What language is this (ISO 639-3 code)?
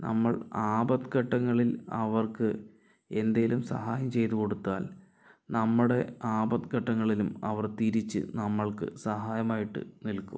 mal